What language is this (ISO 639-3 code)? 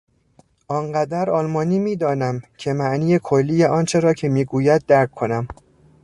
fas